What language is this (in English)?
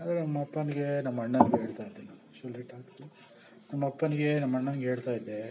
Kannada